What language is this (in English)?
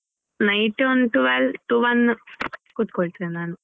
Kannada